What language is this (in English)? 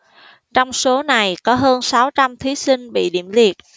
Vietnamese